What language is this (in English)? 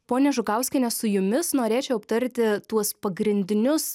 Lithuanian